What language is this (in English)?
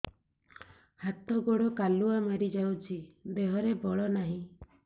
Odia